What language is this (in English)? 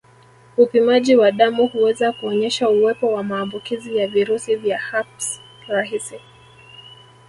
Swahili